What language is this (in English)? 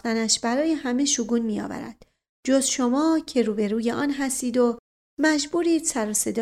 Persian